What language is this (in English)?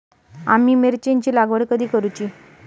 Marathi